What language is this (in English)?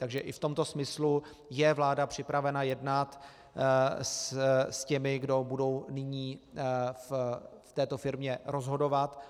Czech